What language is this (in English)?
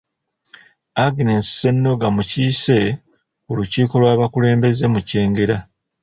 Ganda